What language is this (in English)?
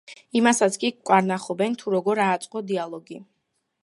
Georgian